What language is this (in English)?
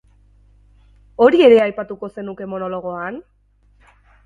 Basque